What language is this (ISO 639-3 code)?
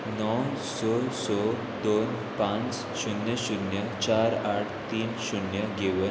kok